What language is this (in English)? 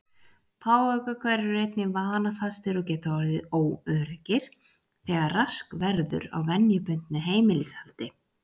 Icelandic